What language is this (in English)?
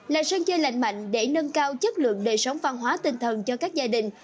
Vietnamese